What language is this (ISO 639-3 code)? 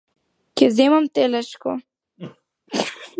mkd